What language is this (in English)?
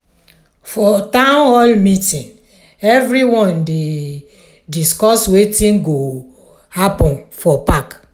Nigerian Pidgin